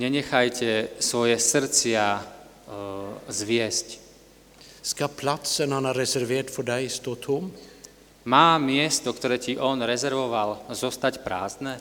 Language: Slovak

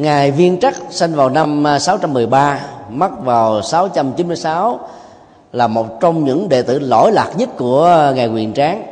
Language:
Vietnamese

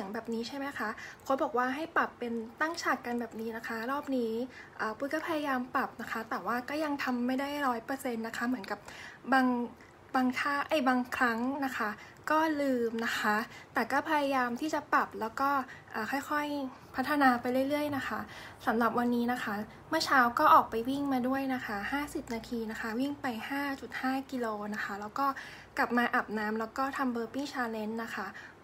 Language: Thai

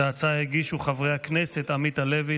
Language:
Hebrew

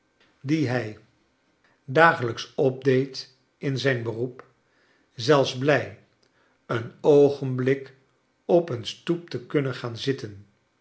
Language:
Dutch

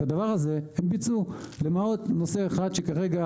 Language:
Hebrew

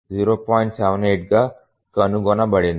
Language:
Telugu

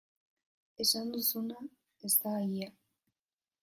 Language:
Basque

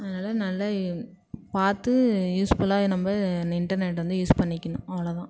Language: Tamil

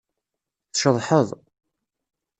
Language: Kabyle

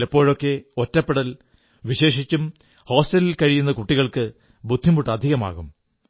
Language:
Malayalam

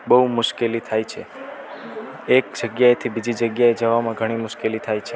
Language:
Gujarati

